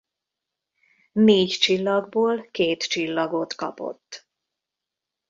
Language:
Hungarian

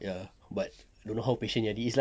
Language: English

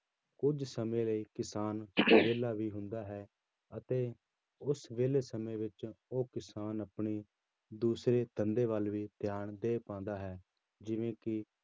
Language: Punjabi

